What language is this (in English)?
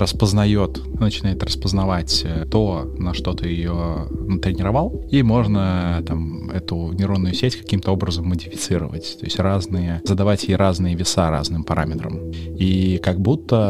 Russian